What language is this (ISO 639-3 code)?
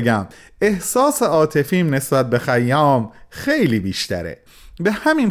fas